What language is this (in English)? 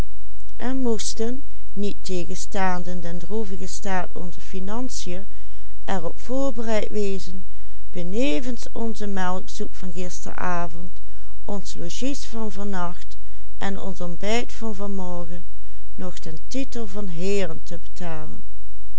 Dutch